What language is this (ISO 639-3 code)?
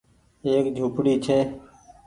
gig